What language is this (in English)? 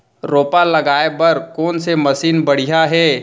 Chhattisgarhi